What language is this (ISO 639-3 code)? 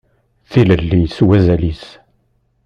kab